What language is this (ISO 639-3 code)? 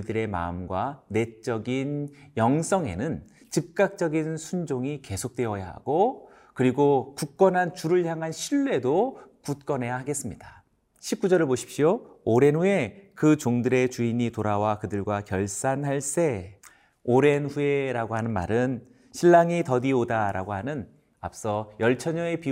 kor